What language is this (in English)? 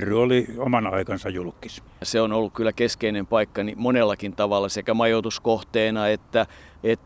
Finnish